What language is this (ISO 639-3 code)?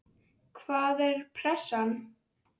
isl